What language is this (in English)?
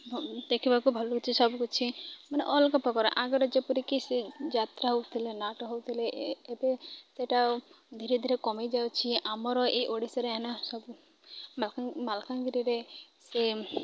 Odia